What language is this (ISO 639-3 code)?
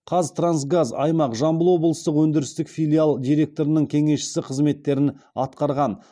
kaz